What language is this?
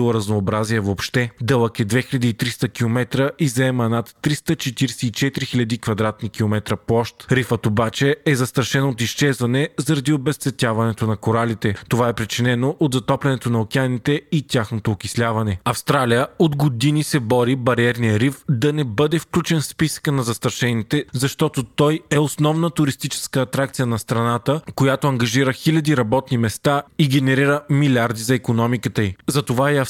Bulgarian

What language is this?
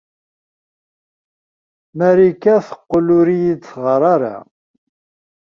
Kabyle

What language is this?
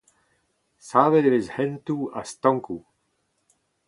Breton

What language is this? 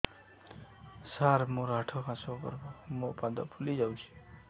Odia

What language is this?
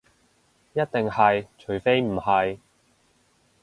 Cantonese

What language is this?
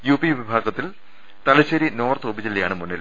Malayalam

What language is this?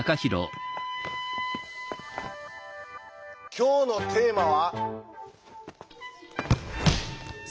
Japanese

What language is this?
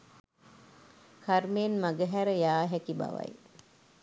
Sinhala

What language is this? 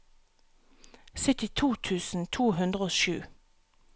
Norwegian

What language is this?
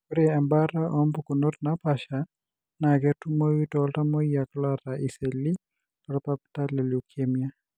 Masai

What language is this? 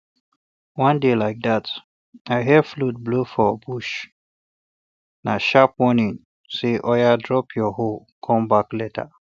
Nigerian Pidgin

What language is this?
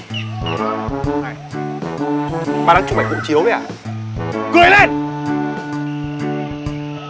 Vietnamese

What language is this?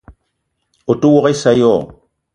Eton (Cameroon)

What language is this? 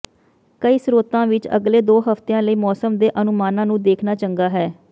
Punjabi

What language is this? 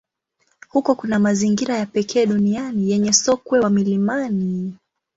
Swahili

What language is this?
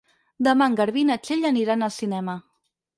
Catalan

